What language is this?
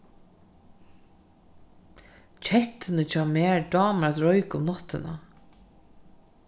Faroese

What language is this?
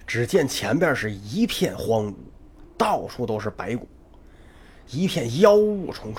Chinese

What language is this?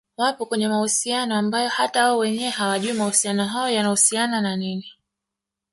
Swahili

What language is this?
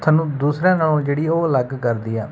Punjabi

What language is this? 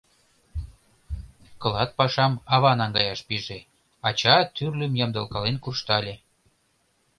Mari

